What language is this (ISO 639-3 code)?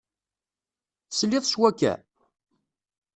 kab